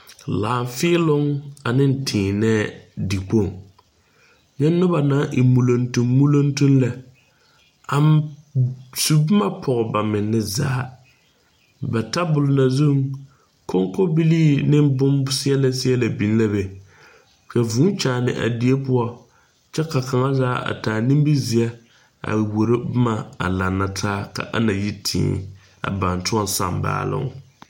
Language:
Southern Dagaare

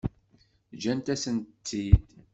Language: Kabyle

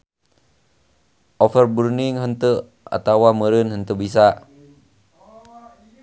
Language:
Sundanese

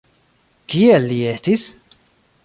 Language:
Esperanto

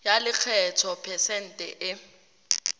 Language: Tswana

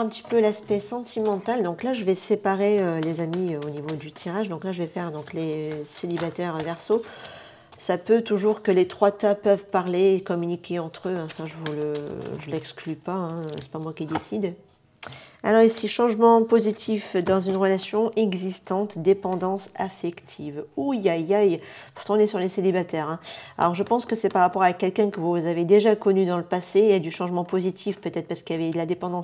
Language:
French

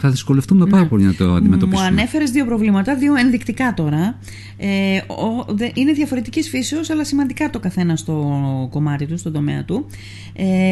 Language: Greek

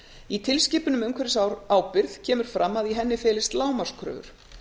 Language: Icelandic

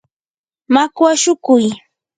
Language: Yanahuanca Pasco Quechua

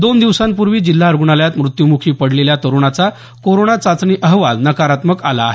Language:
Marathi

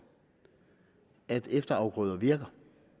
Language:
Danish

